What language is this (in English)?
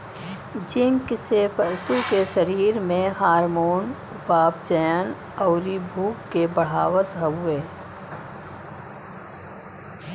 Bhojpuri